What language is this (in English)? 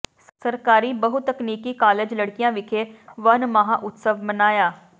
Punjabi